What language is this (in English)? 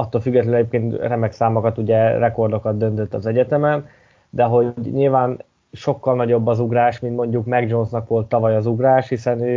Hungarian